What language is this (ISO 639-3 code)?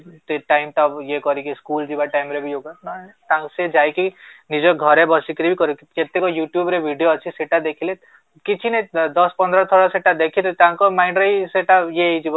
ori